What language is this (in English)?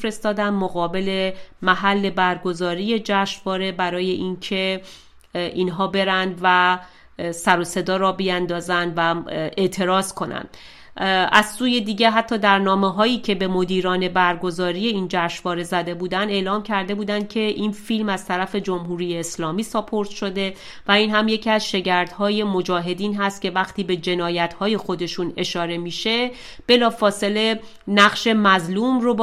Persian